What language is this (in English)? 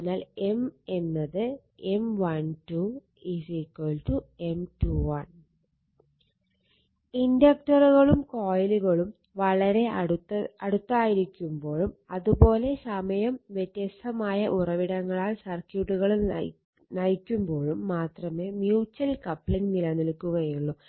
Malayalam